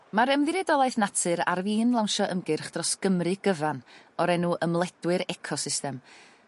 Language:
Welsh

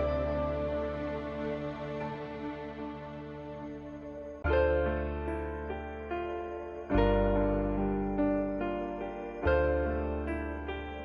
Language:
Japanese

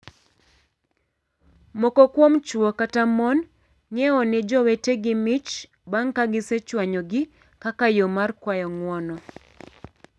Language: Luo (Kenya and Tanzania)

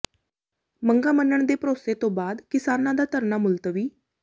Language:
Punjabi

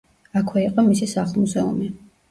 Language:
Georgian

